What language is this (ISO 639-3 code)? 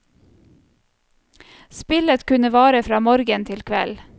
nor